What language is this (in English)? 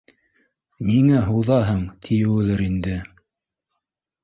Bashkir